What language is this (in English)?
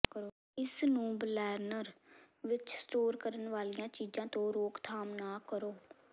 Punjabi